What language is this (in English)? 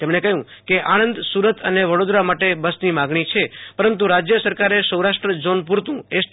Gujarati